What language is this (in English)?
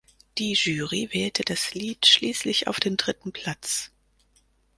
German